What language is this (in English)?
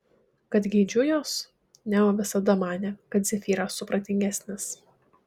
Lithuanian